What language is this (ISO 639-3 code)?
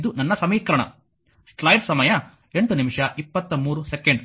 kan